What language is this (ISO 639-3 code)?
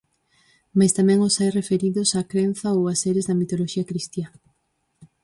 glg